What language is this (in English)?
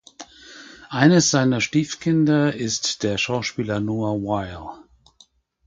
German